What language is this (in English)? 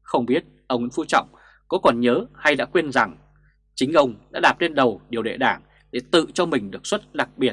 Vietnamese